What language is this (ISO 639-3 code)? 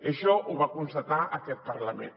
cat